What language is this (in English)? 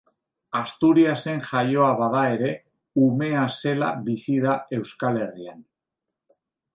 Basque